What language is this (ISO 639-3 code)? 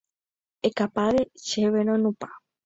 grn